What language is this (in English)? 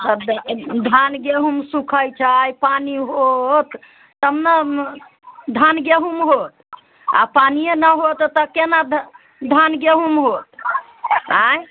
Maithili